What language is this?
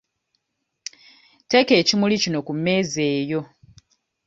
Ganda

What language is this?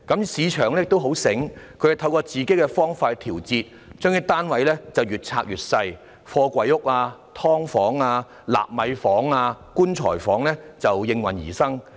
Cantonese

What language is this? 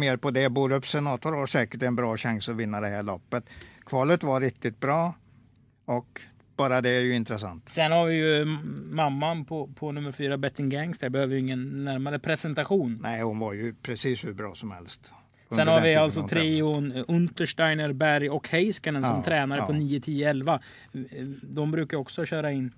Swedish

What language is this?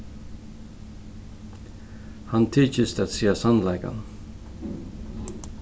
Faroese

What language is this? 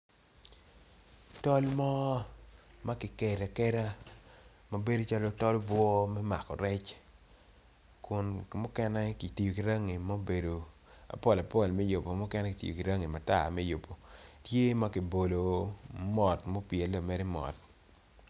Acoli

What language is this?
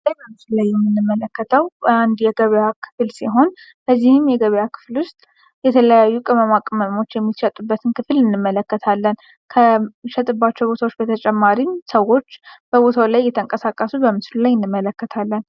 Amharic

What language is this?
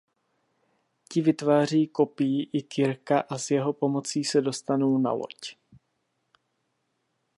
Czech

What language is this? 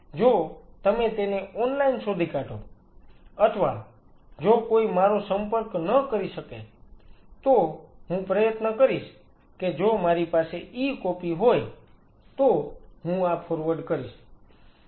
Gujarati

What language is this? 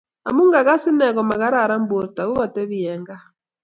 Kalenjin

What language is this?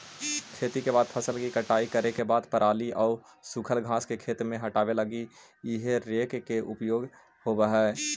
Magahi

